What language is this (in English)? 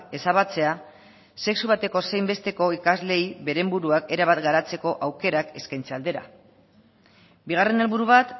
Basque